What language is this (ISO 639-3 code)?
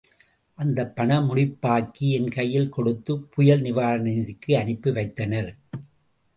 tam